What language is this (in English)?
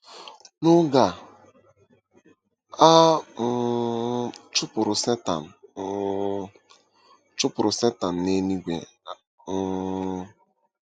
Igbo